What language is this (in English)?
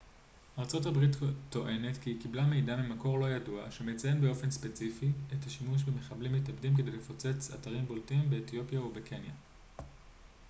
Hebrew